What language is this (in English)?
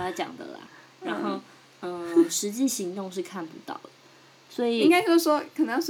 Chinese